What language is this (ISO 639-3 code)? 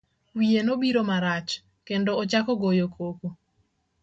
luo